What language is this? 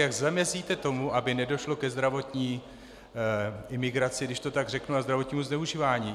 Czech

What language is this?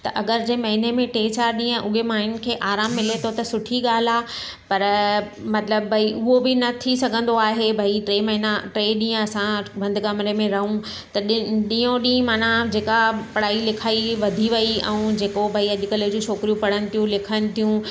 Sindhi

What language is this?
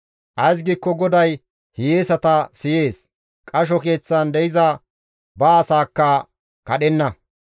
Gamo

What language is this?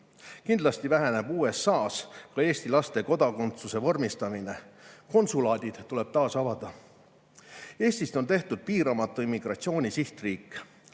Estonian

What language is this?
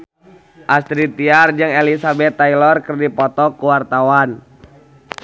Sundanese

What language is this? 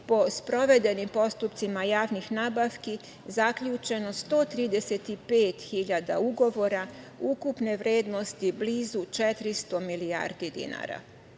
Serbian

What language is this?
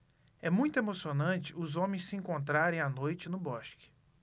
Portuguese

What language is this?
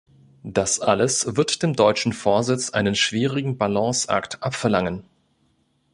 German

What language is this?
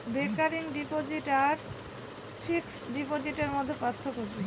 Bangla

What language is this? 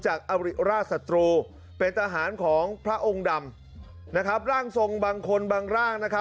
Thai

